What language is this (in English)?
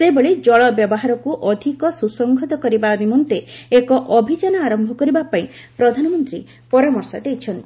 Odia